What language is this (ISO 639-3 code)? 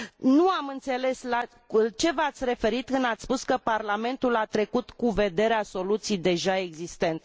ron